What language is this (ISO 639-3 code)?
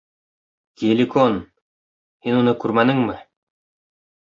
bak